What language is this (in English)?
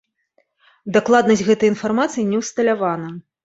Belarusian